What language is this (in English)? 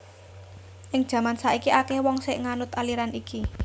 Javanese